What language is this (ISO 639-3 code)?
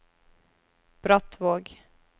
nor